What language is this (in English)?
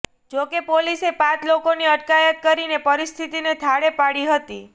Gujarati